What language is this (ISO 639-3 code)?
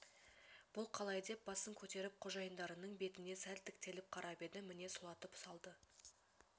kaz